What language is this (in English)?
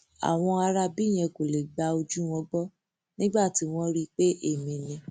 Yoruba